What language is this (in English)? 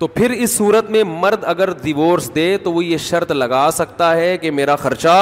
Urdu